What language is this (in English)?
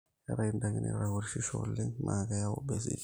Masai